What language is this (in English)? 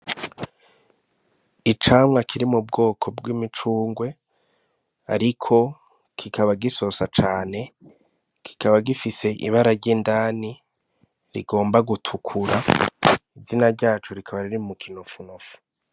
Rundi